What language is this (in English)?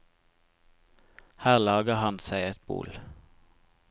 Norwegian